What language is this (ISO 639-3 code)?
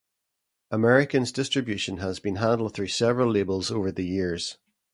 eng